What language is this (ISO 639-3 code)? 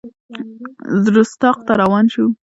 pus